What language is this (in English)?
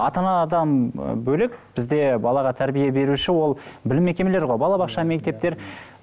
Kazakh